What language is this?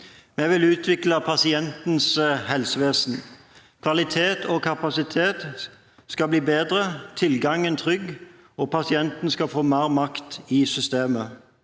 Norwegian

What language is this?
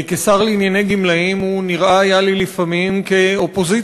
Hebrew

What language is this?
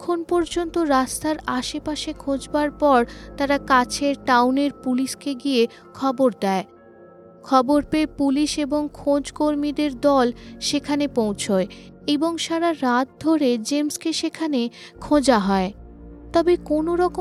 Bangla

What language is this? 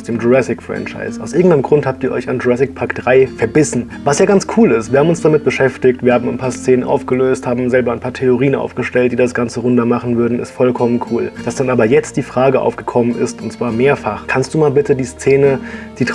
German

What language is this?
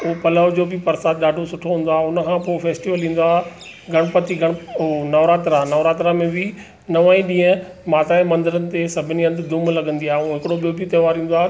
Sindhi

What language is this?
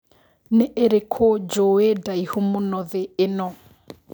Kikuyu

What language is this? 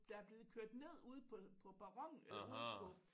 Danish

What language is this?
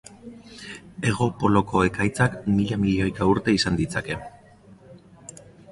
Basque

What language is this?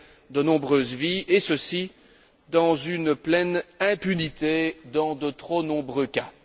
French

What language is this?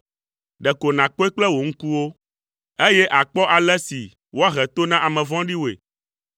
Ewe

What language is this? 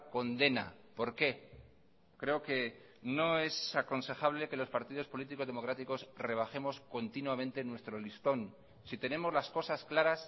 Spanish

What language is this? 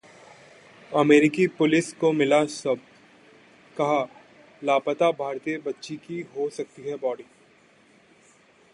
Hindi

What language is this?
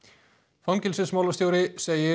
Icelandic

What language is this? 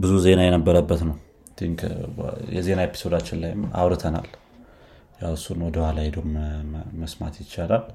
Amharic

